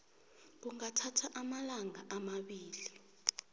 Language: South Ndebele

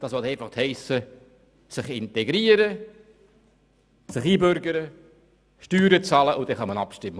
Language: Swiss German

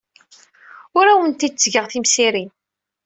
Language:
Kabyle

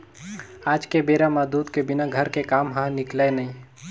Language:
Chhattisgarhi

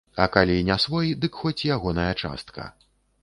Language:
Belarusian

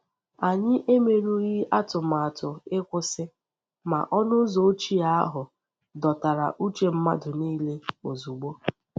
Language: Igbo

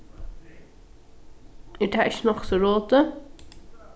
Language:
Faroese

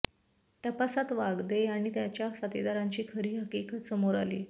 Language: Marathi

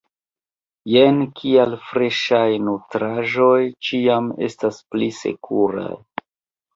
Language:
Esperanto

